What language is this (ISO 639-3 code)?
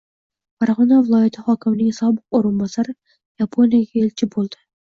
uzb